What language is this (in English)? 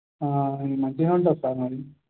Telugu